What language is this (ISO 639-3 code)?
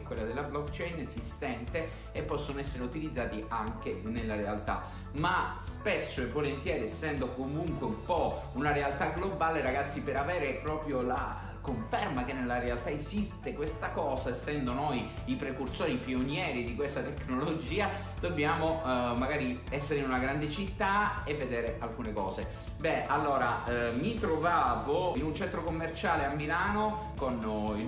ita